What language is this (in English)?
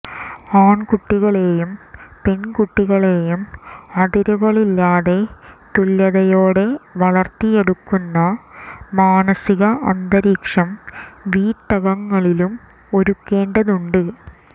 Malayalam